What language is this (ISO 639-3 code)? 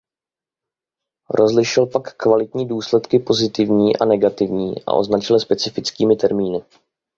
ces